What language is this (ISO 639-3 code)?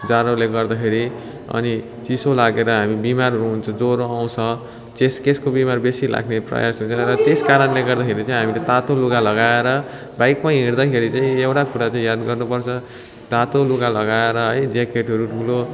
nep